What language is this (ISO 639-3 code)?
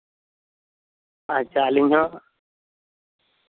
sat